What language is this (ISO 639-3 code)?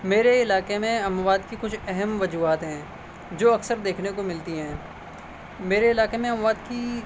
urd